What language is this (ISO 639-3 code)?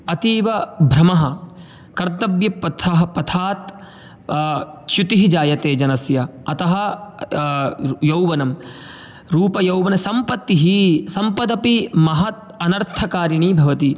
san